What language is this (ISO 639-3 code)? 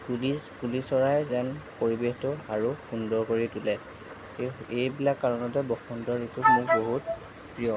asm